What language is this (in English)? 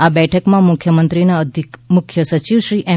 Gujarati